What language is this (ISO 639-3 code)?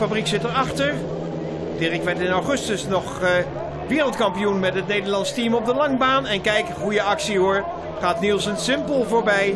nld